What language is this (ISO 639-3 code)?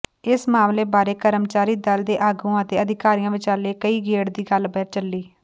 pan